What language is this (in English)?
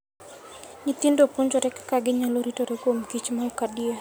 Luo (Kenya and Tanzania)